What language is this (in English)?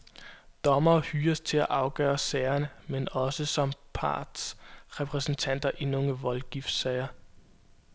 Danish